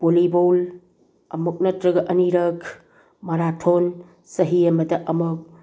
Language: Manipuri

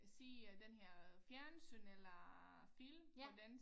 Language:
Danish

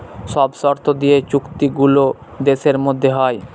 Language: Bangla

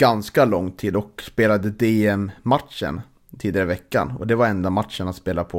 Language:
Swedish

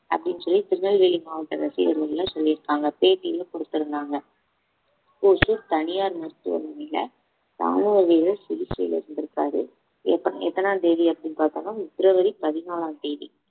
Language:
Tamil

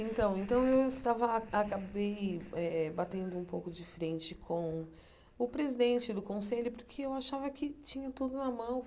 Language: Portuguese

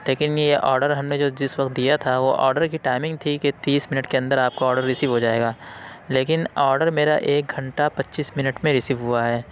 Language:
Urdu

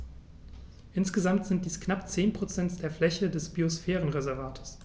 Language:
German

